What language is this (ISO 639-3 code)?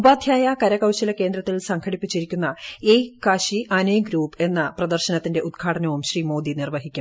mal